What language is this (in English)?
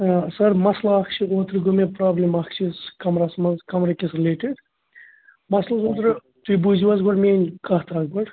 Kashmiri